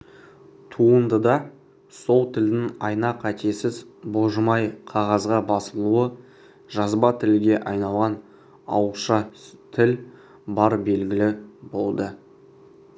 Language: Kazakh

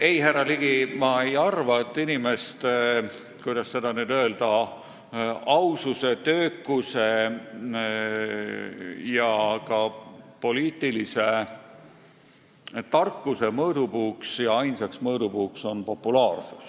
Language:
Estonian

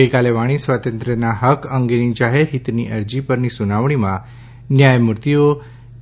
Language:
Gujarati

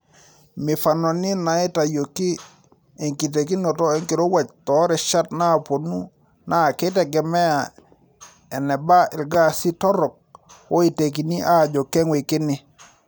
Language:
Masai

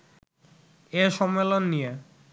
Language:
Bangla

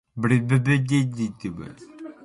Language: Borgu Fulfulde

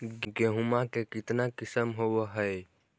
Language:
Magahi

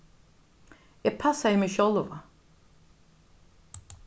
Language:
Faroese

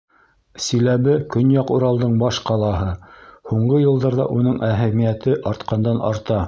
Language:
Bashkir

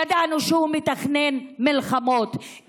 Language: Hebrew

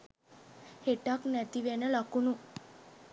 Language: Sinhala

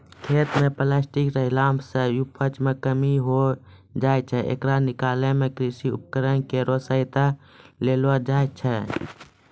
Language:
Maithili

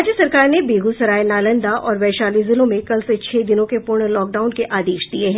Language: Hindi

